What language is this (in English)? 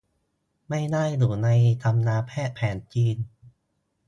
Thai